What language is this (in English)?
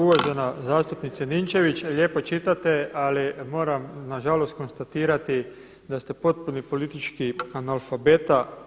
Croatian